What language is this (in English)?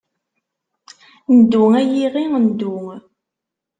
Kabyle